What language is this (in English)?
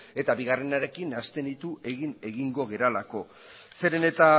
Basque